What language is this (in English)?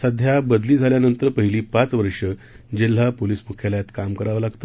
Marathi